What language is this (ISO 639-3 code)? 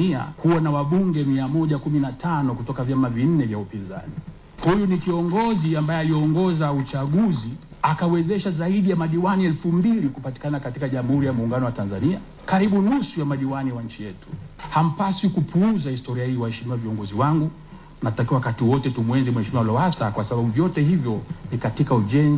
swa